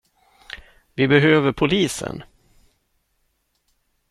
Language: Swedish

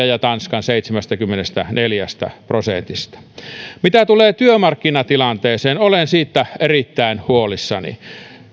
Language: Finnish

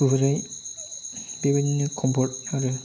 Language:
Bodo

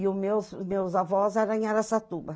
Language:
Portuguese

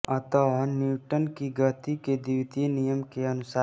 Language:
Hindi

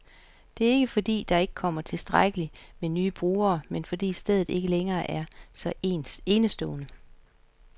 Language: Danish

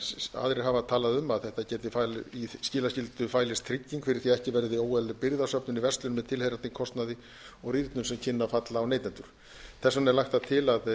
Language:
Icelandic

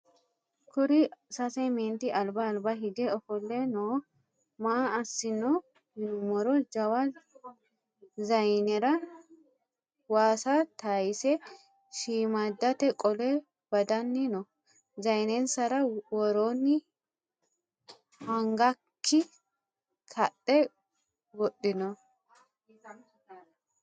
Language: Sidamo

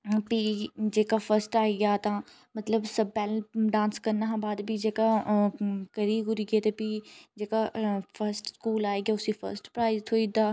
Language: Dogri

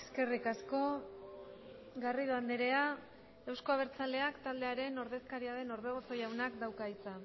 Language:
Basque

